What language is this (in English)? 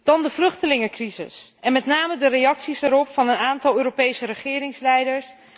Dutch